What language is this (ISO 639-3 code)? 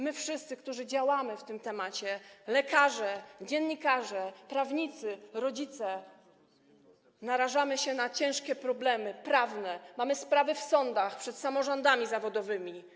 pol